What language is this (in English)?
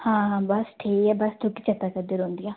Dogri